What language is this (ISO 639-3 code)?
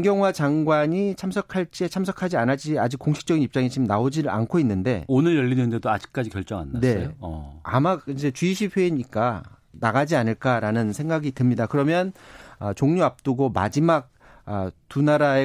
kor